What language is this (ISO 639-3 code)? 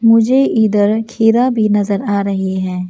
hin